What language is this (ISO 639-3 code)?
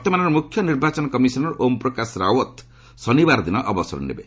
ori